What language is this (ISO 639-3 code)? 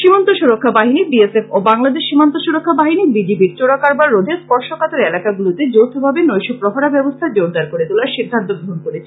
ben